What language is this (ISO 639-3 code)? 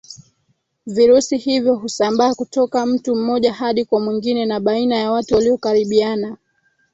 swa